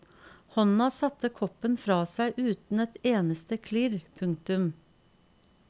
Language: Norwegian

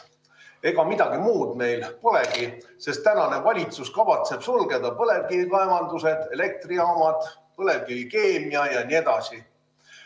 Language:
Estonian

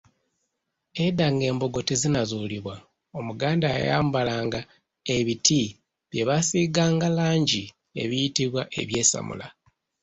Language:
Ganda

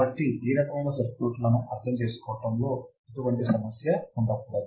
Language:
Telugu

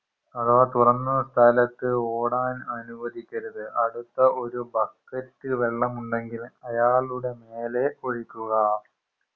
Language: Malayalam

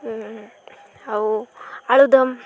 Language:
Odia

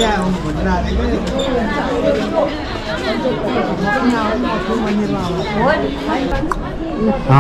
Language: Romanian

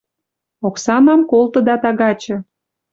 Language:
Western Mari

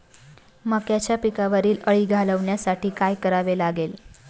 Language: Marathi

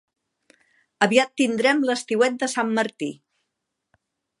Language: Catalan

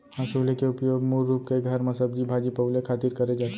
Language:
Chhattisgarhi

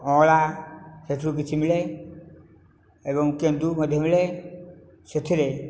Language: Odia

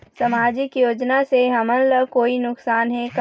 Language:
Chhattisgarhi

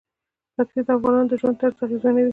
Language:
Pashto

